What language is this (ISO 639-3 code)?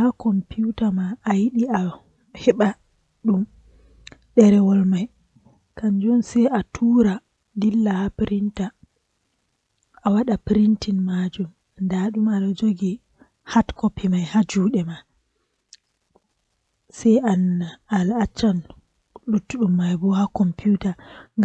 fuh